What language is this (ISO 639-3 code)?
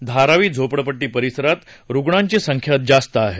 mar